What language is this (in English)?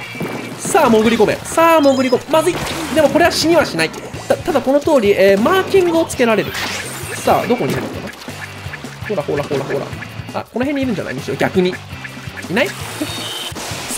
Japanese